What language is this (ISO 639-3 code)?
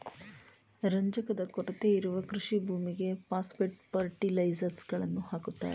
kan